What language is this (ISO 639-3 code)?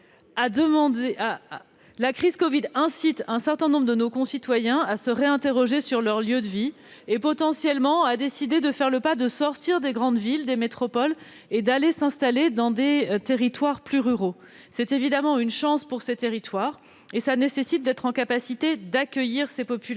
fra